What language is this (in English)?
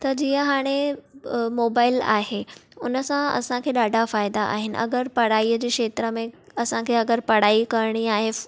Sindhi